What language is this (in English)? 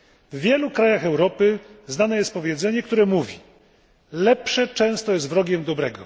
Polish